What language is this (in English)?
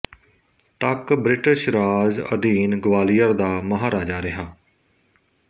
Punjabi